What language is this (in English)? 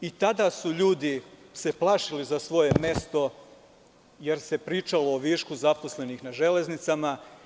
Serbian